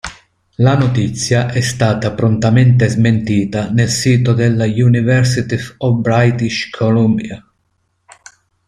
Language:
Italian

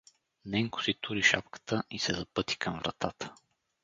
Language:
Bulgarian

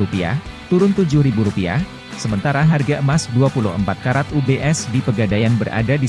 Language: Indonesian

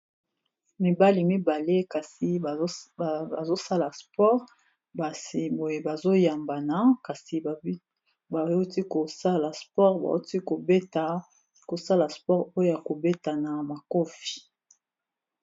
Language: Lingala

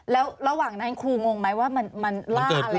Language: Thai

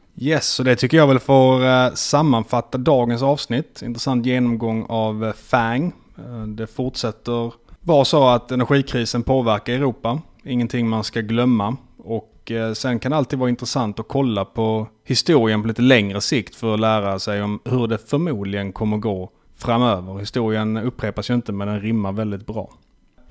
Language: Swedish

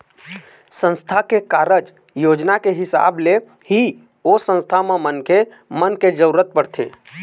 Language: Chhattisgarhi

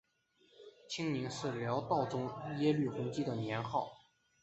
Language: Chinese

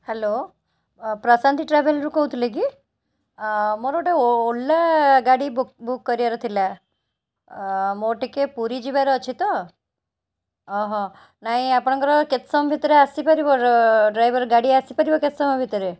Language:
Odia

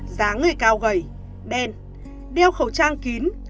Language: Vietnamese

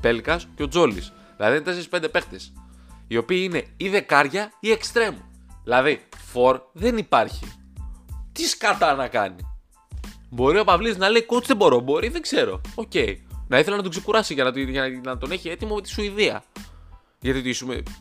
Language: Greek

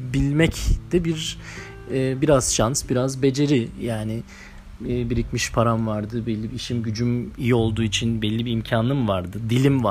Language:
Turkish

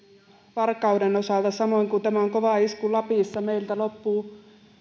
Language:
Finnish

